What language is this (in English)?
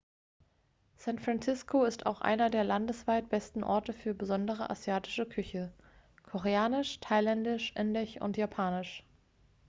German